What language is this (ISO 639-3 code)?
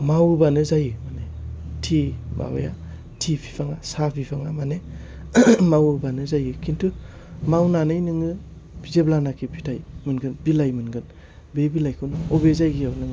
brx